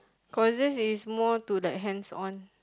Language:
English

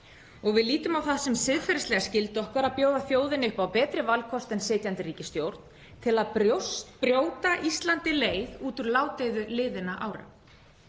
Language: Icelandic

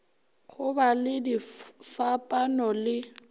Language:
Northern Sotho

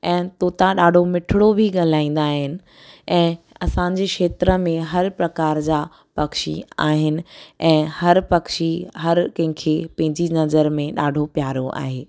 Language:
Sindhi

